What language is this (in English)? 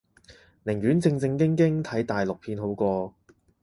Cantonese